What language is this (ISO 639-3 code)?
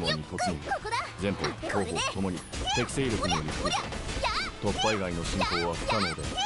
jpn